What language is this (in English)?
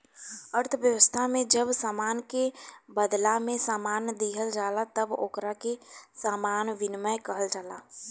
Bhojpuri